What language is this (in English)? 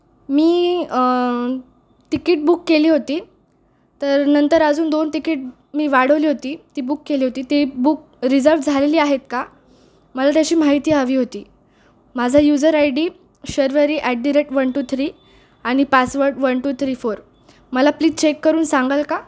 Marathi